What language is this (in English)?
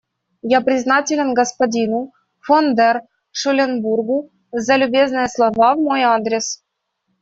Russian